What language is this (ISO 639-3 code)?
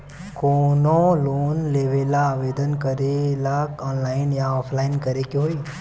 bho